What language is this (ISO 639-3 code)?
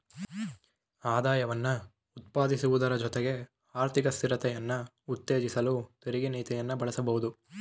kan